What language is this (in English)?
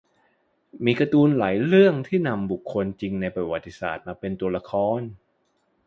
Thai